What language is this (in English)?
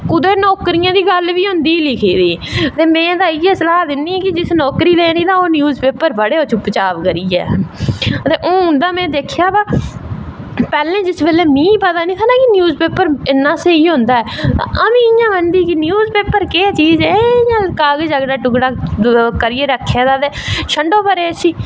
Dogri